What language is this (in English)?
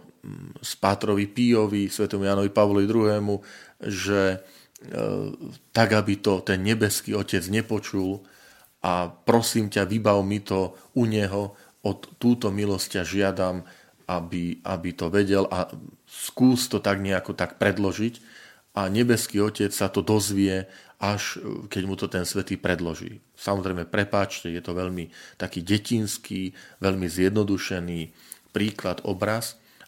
Slovak